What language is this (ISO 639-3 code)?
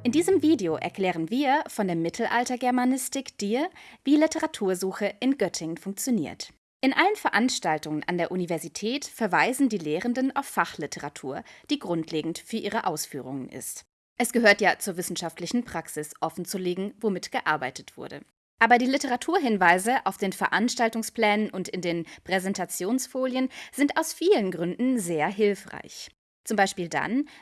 deu